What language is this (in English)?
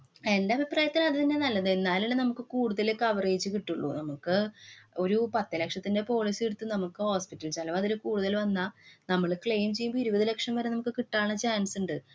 Malayalam